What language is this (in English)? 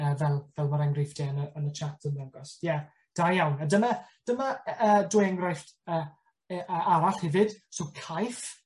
Welsh